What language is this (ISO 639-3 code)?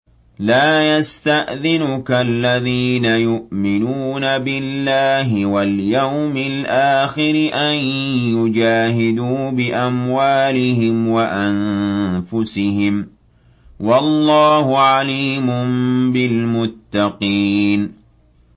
ara